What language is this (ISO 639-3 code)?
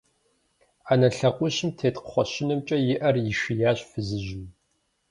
kbd